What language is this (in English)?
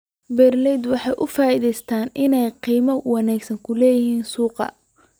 Somali